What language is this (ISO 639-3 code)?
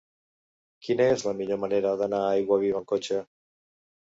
cat